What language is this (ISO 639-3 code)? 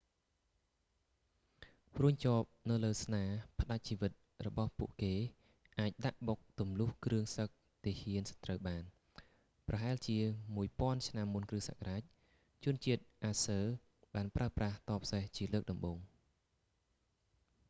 khm